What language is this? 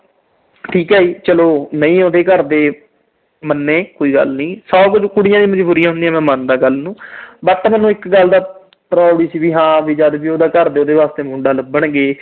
Punjabi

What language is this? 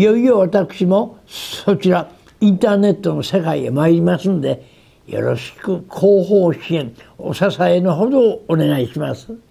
Japanese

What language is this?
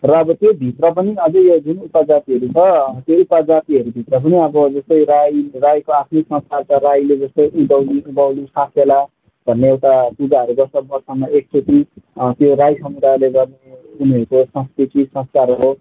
Nepali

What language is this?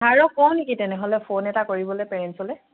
Assamese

